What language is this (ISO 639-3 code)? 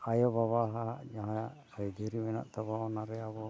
sat